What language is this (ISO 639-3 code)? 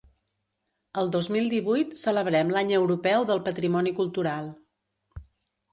cat